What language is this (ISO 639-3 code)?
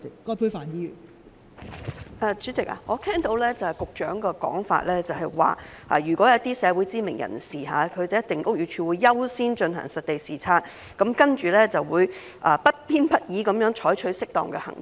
yue